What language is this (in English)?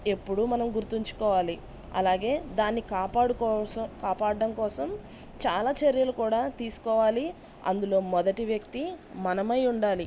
Telugu